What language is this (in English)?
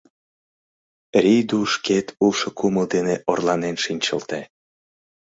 Mari